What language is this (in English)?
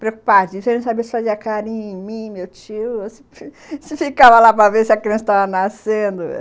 Portuguese